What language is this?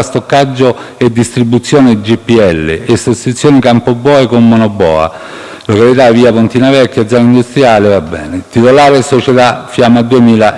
Italian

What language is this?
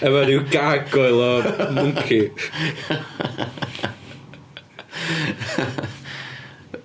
Welsh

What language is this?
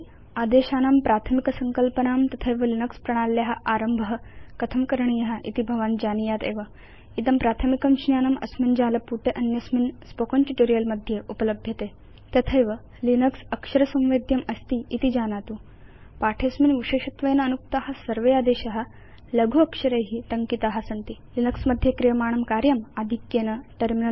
Sanskrit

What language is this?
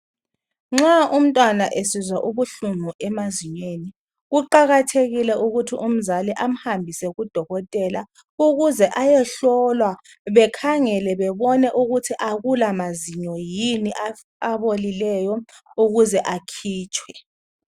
North Ndebele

